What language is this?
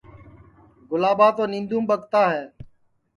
Sansi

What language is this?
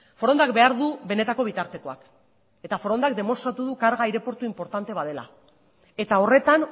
Basque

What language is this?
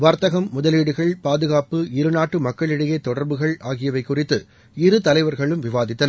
Tamil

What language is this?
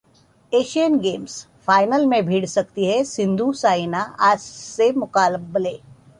Hindi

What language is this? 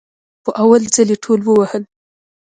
Pashto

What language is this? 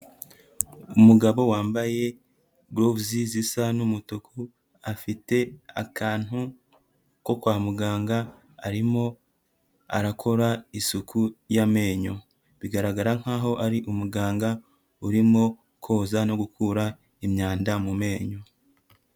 Kinyarwanda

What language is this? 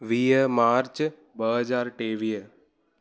Sindhi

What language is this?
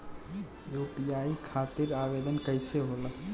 Bhojpuri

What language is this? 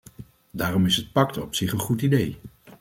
Dutch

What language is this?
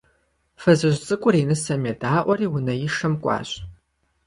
Kabardian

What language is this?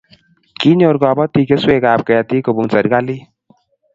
Kalenjin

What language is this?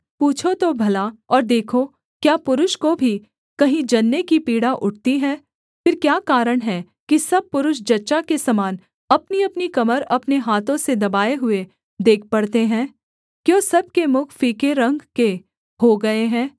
Hindi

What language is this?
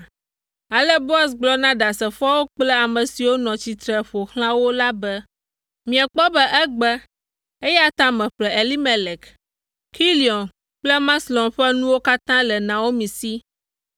Ewe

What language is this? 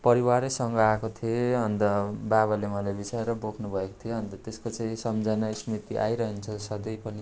Nepali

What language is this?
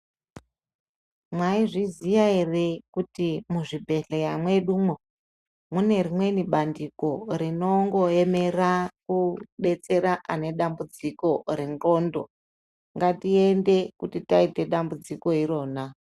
Ndau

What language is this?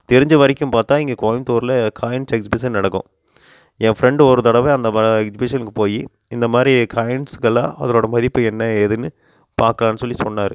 Tamil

